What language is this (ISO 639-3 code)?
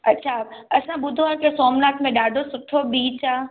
snd